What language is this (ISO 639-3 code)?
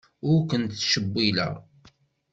kab